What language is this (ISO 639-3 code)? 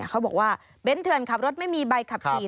tha